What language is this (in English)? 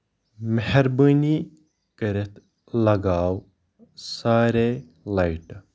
Kashmiri